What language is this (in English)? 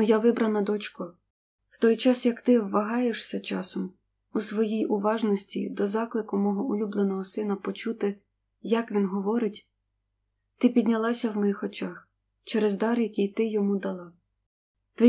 Ukrainian